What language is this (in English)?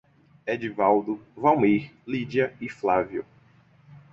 Portuguese